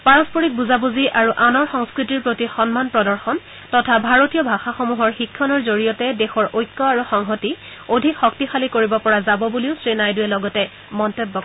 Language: Assamese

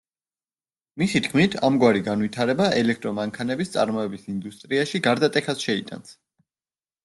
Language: Georgian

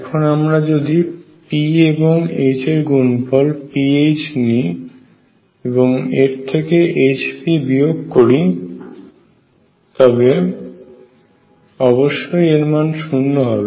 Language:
Bangla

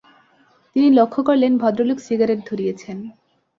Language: Bangla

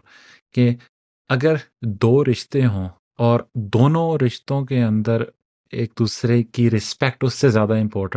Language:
Urdu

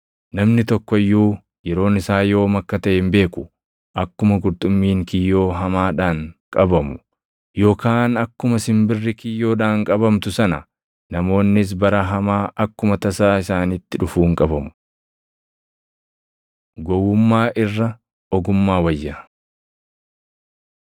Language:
Oromo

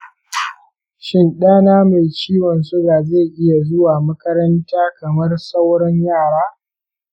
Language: Hausa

